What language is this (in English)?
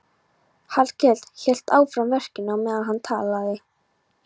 Icelandic